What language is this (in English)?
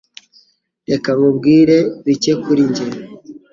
Kinyarwanda